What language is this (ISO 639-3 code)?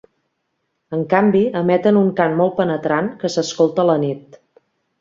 cat